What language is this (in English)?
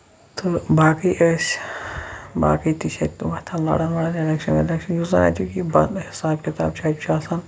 Kashmiri